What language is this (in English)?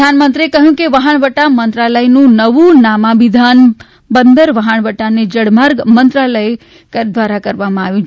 Gujarati